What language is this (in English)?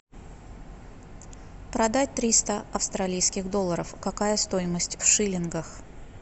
Russian